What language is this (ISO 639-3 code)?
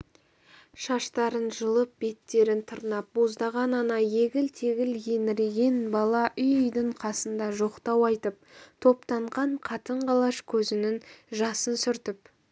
kaz